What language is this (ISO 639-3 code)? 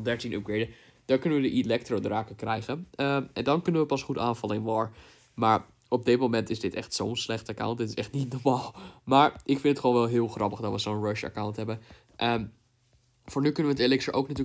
nld